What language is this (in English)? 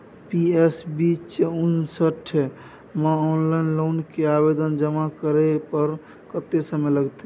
Maithili